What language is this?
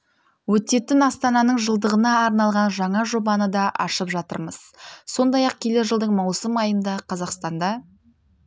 Kazakh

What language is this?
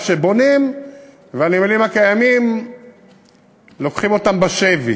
Hebrew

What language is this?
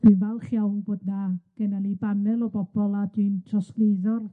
Welsh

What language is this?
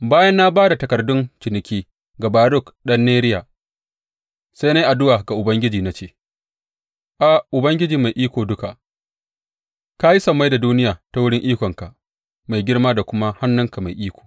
Hausa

